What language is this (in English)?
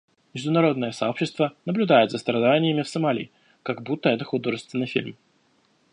Russian